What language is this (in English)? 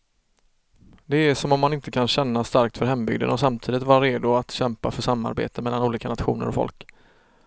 Swedish